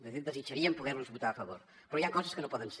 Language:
Catalan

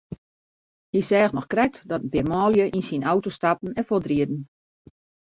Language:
Western Frisian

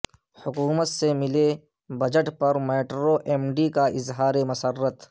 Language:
Urdu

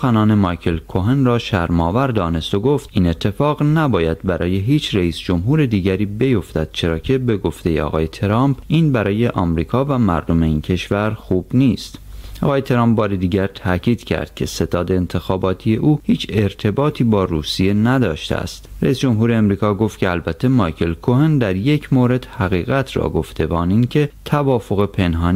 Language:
Persian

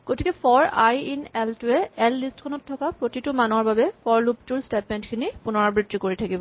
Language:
Assamese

